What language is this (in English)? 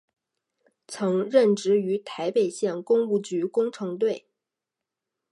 Chinese